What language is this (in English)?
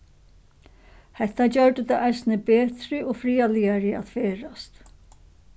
Faroese